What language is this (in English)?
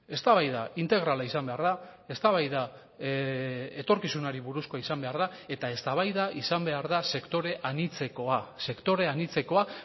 Basque